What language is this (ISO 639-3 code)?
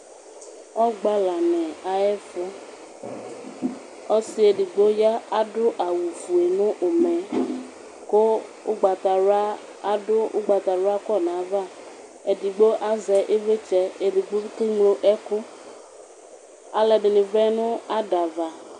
kpo